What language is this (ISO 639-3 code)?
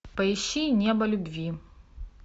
rus